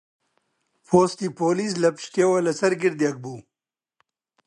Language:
Central Kurdish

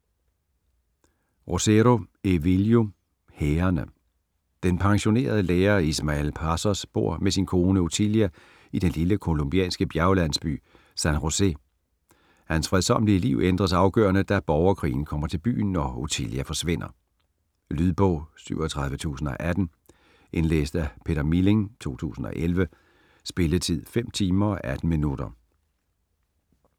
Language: Danish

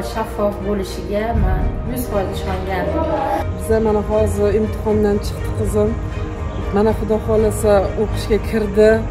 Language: Turkish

